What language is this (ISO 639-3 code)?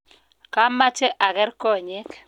kln